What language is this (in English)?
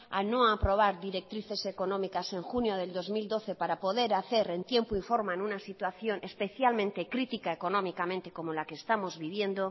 Spanish